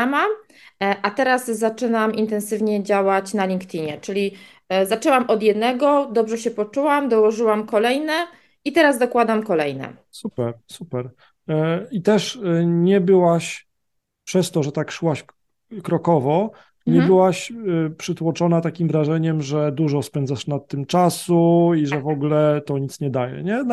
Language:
Polish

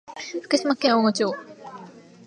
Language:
Japanese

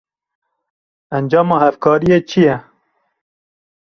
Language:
Kurdish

